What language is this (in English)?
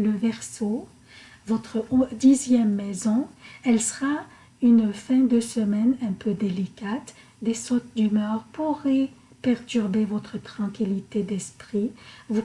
French